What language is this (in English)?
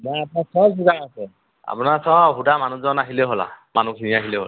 Assamese